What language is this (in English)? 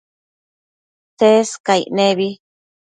Matsés